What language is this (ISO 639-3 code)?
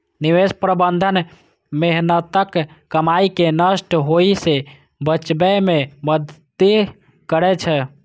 mai